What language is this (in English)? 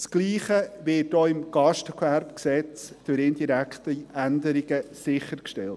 Swiss German